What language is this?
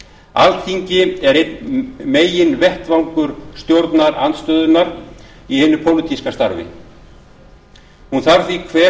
Icelandic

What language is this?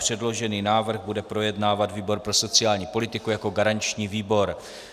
Czech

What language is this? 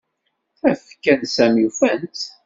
Kabyle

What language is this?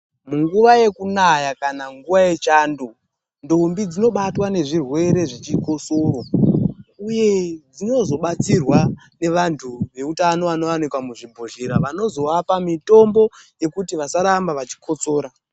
Ndau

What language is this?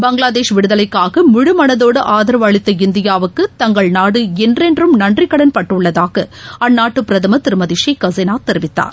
Tamil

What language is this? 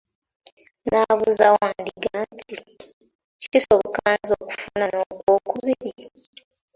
Ganda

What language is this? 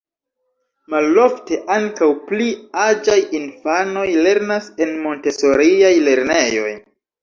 Esperanto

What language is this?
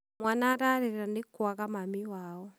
Kikuyu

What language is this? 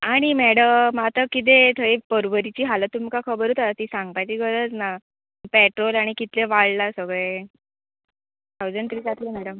Konkani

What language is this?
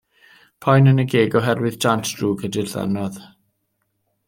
Welsh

